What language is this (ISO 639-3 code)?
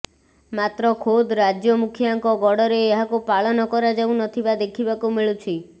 ori